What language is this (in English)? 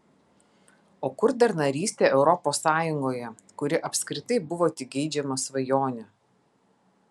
Lithuanian